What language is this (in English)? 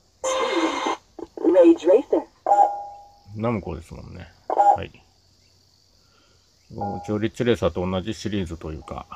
Japanese